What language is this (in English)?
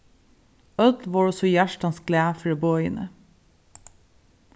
Faroese